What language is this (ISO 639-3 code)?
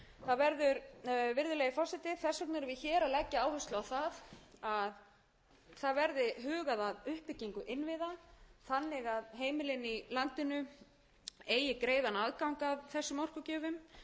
isl